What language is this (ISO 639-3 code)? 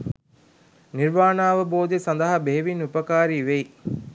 sin